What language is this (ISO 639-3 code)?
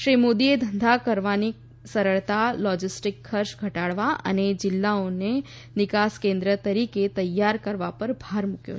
guj